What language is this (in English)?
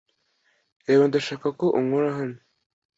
Kinyarwanda